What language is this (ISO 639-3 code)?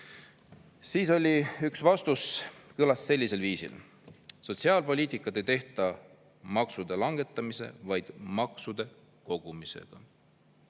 est